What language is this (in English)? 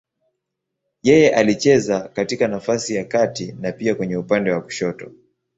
Swahili